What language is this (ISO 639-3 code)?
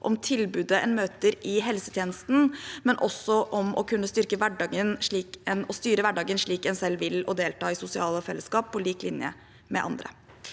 nor